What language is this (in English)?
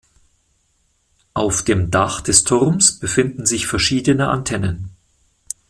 German